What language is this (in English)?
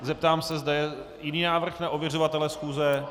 Czech